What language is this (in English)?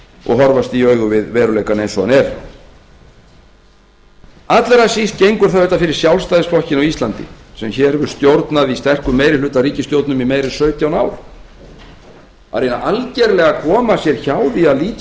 Icelandic